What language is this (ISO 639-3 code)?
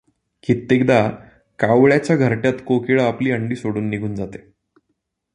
mar